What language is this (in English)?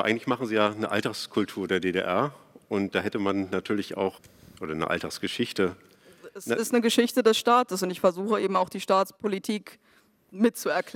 German